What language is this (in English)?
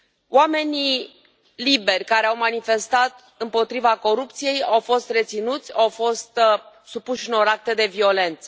Romanian